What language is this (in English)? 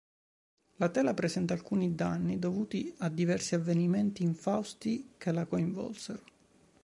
Italian